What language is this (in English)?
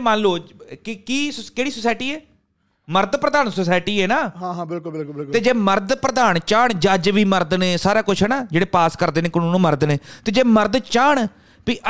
Punjabi